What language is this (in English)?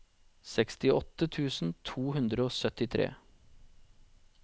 Norwegian